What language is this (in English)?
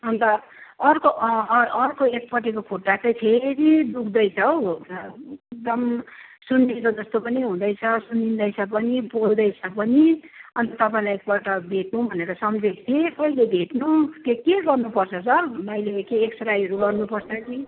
Nepali